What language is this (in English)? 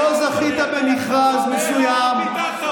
Hebrew